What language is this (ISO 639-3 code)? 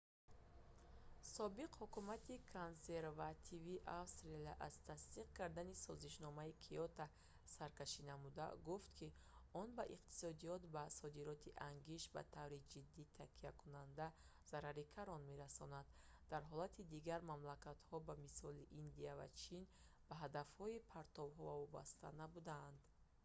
tgk